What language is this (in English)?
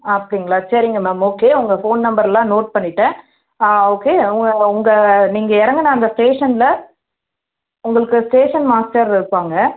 Tamil